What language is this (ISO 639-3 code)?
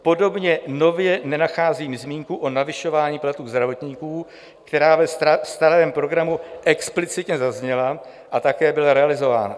ces